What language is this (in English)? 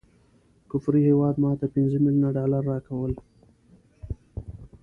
Pashto